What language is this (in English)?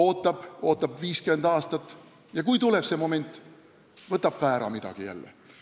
Estonian